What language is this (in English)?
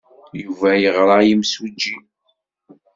Kabyle